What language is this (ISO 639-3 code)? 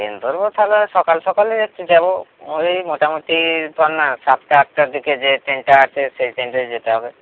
ben